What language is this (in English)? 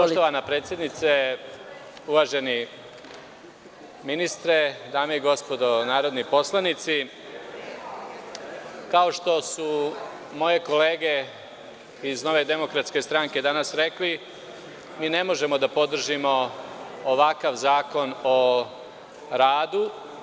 Serbian